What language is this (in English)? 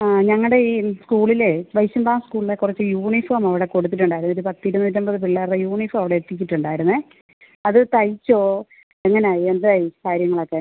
Malayalam